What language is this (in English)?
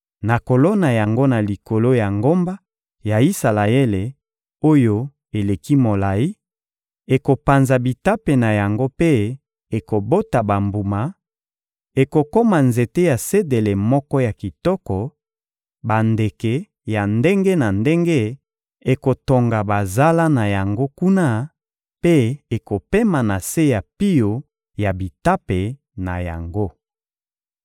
Lingala